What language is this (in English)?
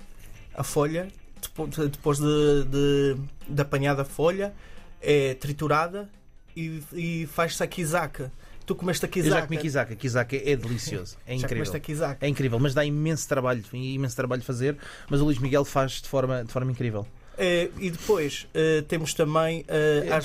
Portuguese